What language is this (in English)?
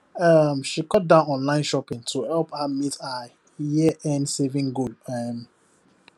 Nigerian Pidgin